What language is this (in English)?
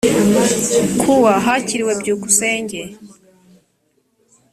Kinyarwanda